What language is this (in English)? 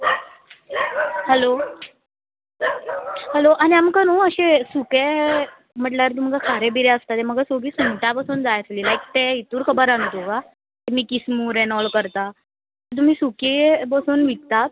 Konkani